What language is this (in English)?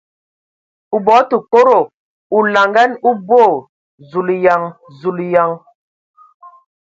Ewondo